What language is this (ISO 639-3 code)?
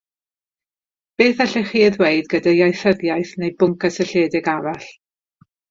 cym